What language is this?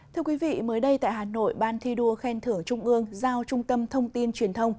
Vietnamese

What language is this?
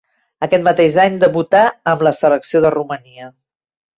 Catalan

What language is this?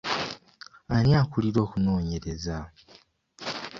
Ganda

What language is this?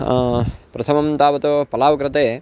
Sanskrit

